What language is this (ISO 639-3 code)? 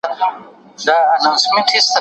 pus